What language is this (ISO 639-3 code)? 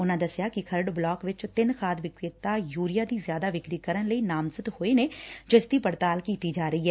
pan